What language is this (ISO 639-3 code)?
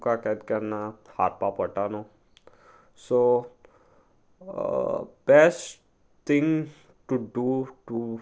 kok